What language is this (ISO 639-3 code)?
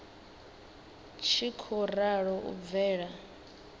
ven